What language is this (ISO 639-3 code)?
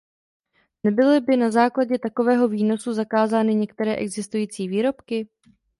ces